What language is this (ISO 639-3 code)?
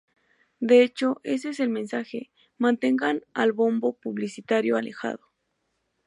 spa